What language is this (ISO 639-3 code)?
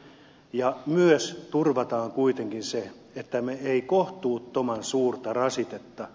fin